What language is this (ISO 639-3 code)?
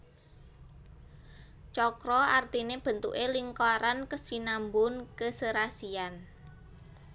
jav